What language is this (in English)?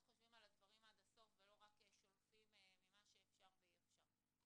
Hebrew